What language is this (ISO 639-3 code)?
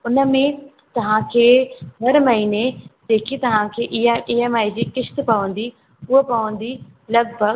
snd